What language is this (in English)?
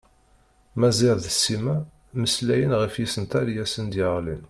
Kabyle